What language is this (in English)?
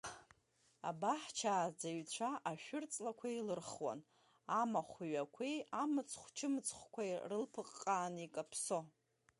Abkhazian